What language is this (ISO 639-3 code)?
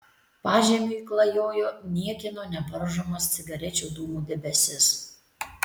lit